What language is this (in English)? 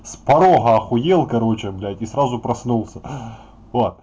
Russian